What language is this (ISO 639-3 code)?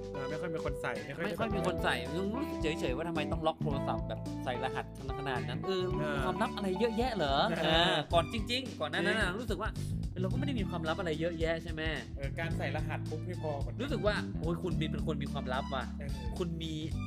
tha